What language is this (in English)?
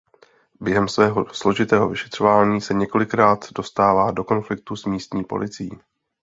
Czech